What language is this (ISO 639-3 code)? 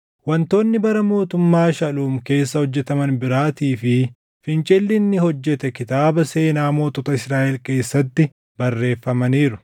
orm